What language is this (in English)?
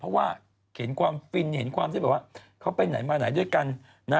Thai